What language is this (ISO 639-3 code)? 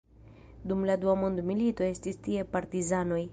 epo